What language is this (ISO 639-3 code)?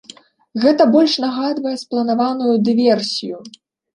bel